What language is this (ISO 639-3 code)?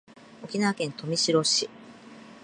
jpn